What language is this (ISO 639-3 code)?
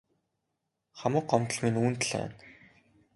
mon